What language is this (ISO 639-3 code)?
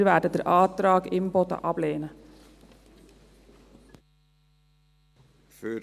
gsw